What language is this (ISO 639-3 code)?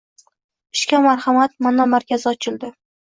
uzb